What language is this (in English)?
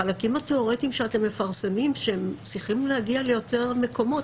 Hebrew